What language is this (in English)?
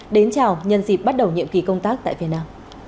Vietnamese